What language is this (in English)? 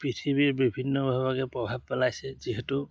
Assamese